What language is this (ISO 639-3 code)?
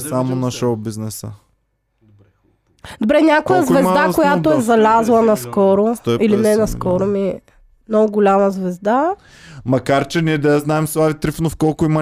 bul